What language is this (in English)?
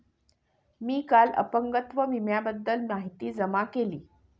Marathi